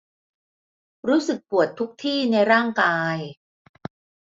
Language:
Thai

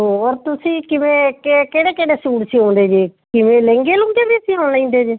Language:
Punjabi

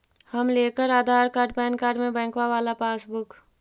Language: Magahi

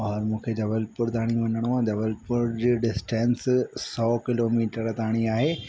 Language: Sindhi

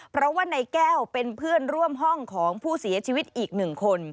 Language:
Thai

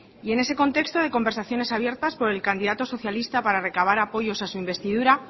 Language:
Spanish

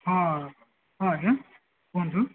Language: Odia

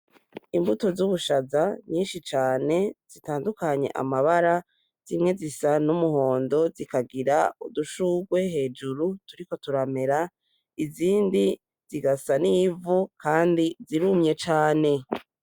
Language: Rundi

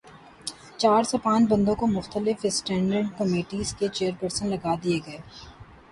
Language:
Urdu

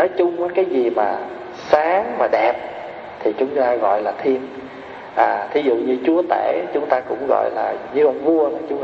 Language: Vietnamese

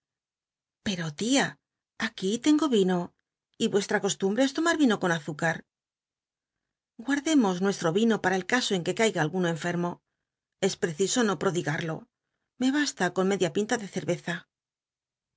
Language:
Spanish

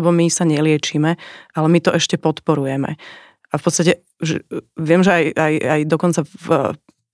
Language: Slovak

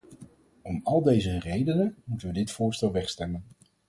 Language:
Dutch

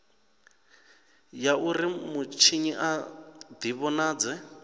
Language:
Venda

